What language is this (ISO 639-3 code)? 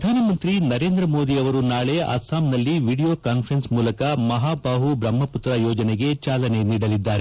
kan